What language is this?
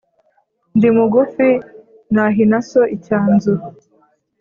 Kinyarwanda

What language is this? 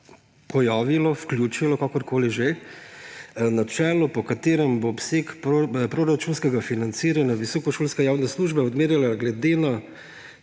Slovenian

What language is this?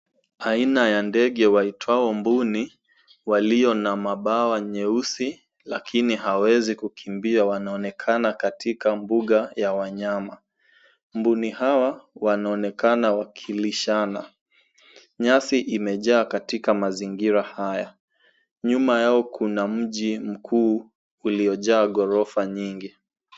Swahili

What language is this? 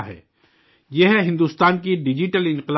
Urdu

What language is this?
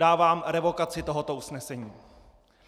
Czech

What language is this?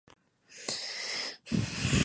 Spanish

